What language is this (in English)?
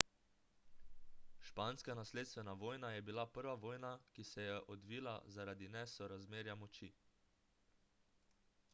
Slovenian